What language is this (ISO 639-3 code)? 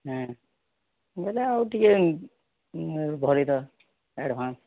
ori